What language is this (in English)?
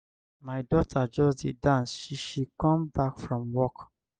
Nigerian Pidgin